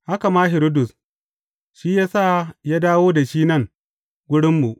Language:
Hausa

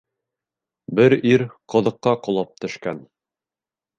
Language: Bashkir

